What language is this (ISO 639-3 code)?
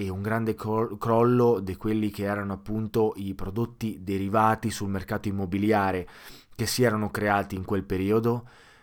ita